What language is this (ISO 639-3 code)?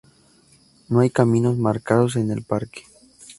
spa